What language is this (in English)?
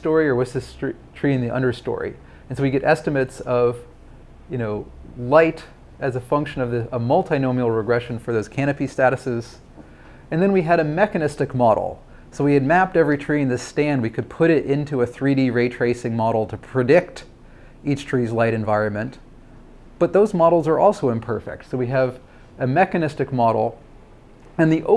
English